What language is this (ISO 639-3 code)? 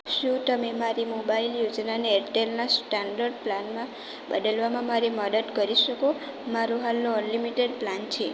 guj